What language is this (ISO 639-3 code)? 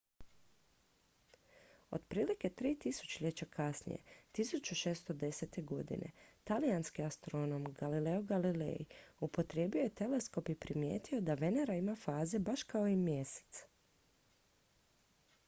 hrv